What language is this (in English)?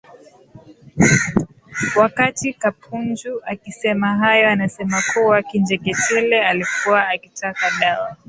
Swahili